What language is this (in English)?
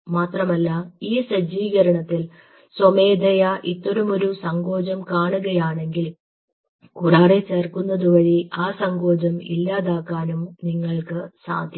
Malayalam